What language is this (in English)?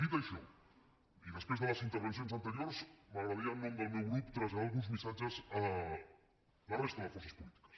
Catalan